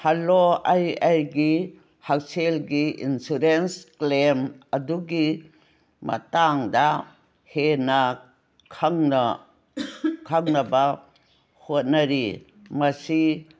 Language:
Manipuri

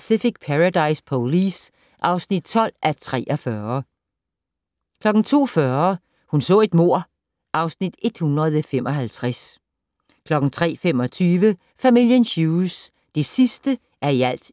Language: Danish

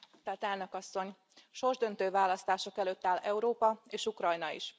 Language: Hungarian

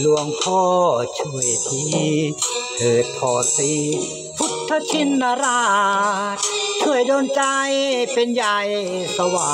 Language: Thai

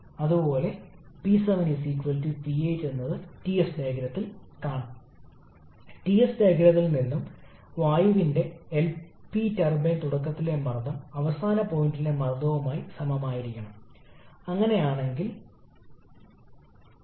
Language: Malayalam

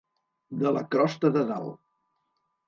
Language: Catalan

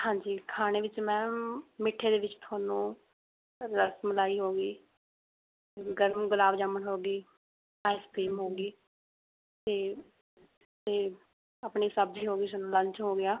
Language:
Punjabi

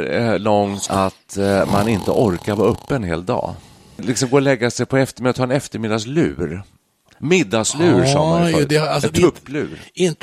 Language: Swedish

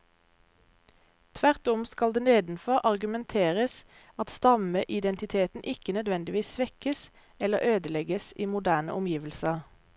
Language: Norwegian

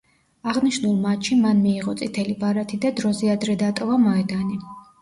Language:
Georgian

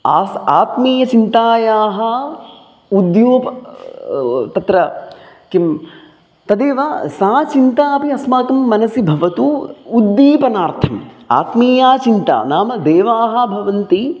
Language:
Sanskrit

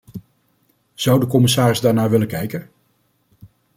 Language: Dutch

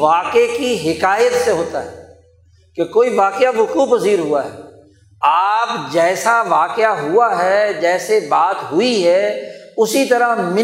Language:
Urdu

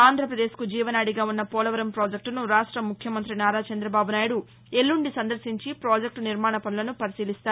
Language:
Telugu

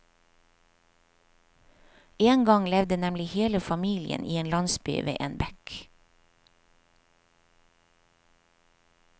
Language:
Norwegian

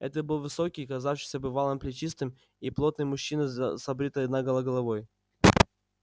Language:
Russian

